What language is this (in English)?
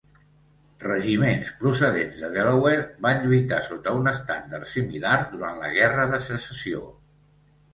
Catalan